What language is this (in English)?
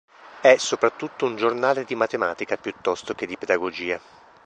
Italian